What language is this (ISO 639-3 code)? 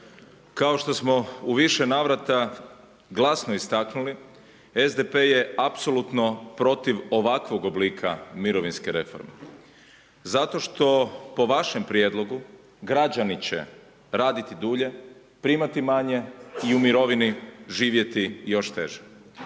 hrv